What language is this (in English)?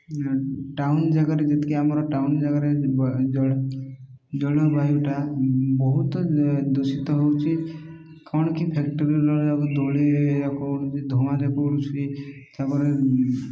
Odia